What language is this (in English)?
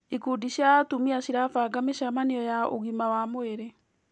Kikuyu